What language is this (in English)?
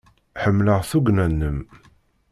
Kabyle